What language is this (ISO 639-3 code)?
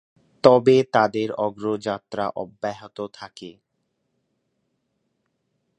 ben